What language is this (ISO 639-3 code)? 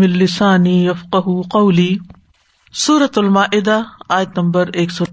urd